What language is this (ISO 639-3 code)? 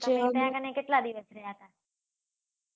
guj